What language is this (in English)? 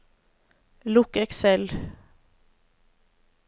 Norwegian